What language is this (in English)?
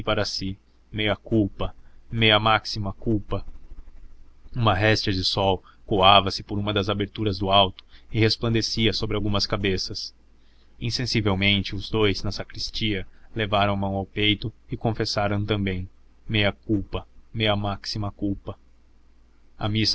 Portuguese